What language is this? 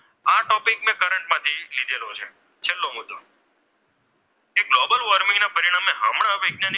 Gujarati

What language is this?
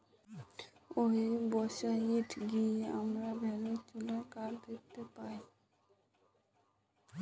Bangla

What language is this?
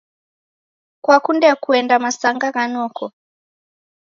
Taita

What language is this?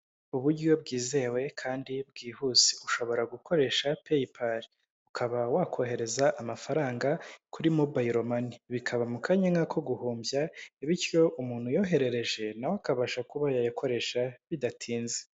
Kinyarwanda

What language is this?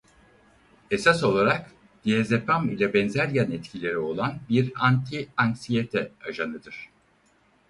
Turkish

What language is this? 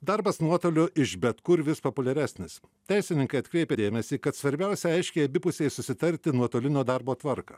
Lithuanian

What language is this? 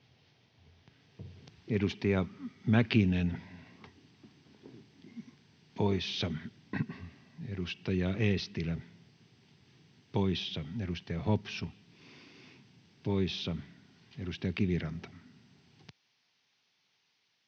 Finnish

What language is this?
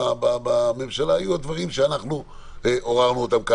Hebrew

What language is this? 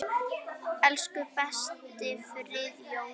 Icelandic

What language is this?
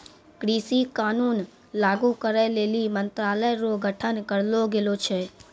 Maithili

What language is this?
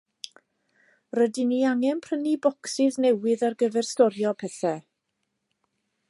Welsh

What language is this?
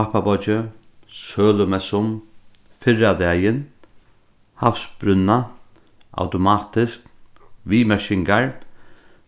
Faroese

